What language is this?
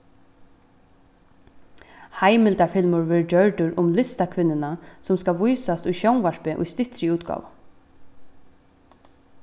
Faroese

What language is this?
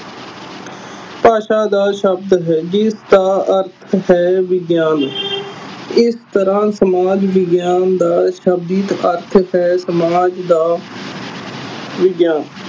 Punjabi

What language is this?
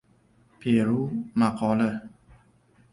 Uzbek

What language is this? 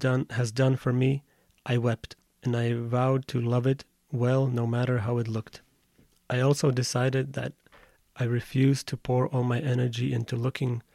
Slovak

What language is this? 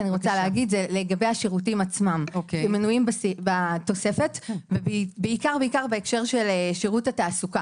Hebrew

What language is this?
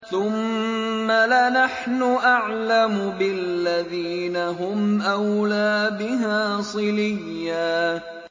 Arabic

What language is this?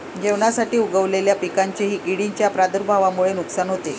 Marathi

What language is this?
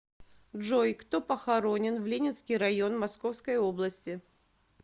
Russian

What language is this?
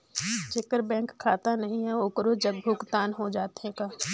Chhattisgarhi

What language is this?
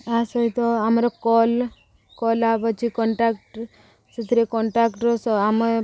Odia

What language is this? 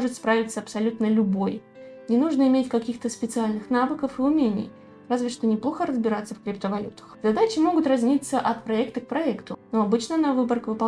Russian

